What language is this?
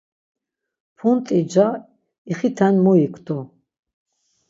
Laz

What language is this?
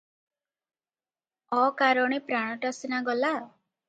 Odia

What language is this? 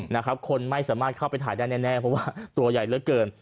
Thai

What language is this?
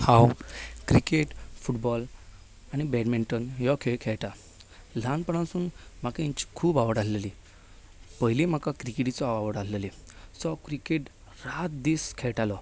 Konkani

